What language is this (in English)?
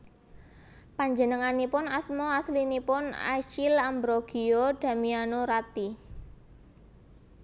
Javanese